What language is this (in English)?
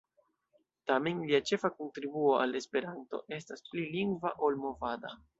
Esperanto